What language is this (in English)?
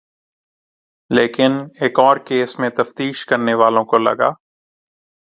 Urdu